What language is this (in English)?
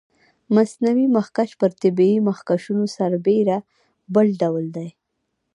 Pashto